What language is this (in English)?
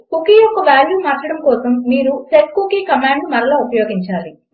Telugu